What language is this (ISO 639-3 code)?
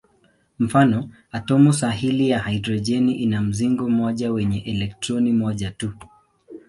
swa